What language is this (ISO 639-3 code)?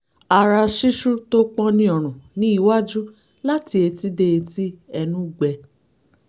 yor